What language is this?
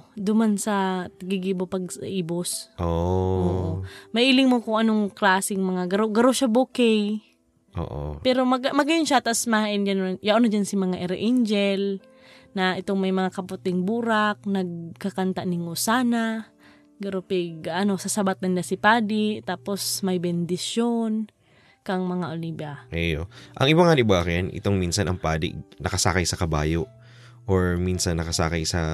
Filipino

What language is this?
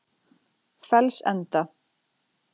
Icelandic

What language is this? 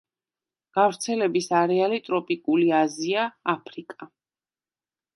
Georgian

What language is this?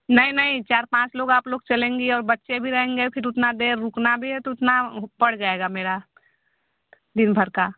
Hindi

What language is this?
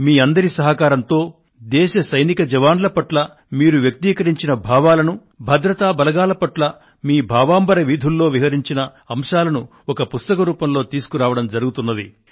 Telugu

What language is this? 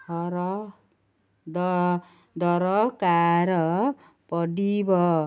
Odia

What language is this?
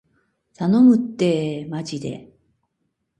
Japanese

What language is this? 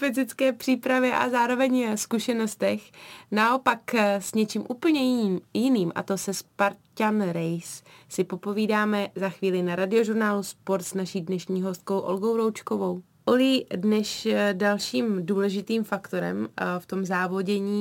Czech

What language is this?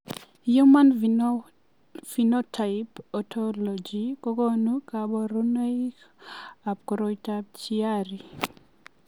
Kalenjin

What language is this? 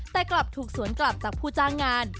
Thai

